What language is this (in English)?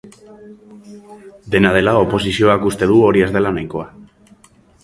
Basque